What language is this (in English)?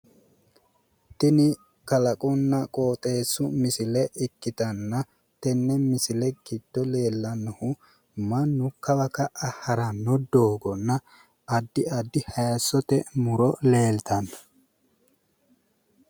Sidamo